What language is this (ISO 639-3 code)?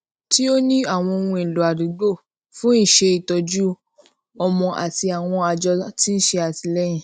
yor